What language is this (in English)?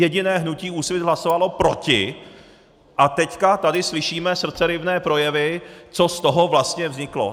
Czech